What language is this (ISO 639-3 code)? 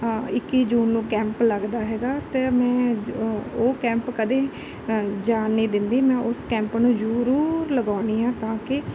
pan